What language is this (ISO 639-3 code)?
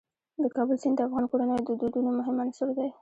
pus